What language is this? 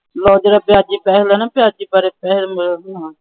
Punjabi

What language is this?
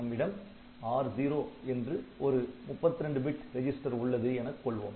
Tamil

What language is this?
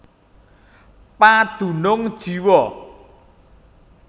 Javanese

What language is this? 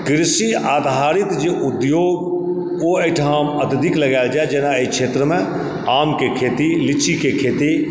Maithili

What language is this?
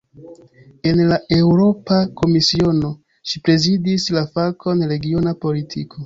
Esperanto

